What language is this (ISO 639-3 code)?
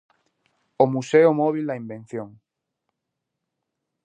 glg